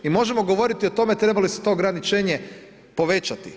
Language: Croatian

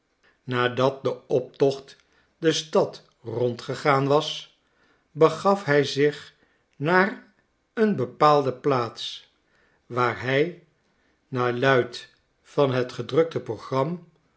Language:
Dutch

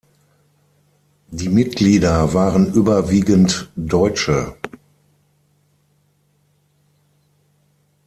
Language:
German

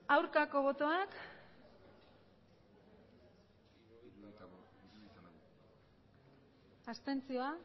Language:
Basque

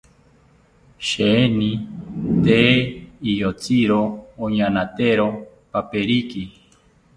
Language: South Ucayali Ashéninka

